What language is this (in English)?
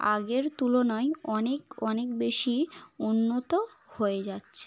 Bangla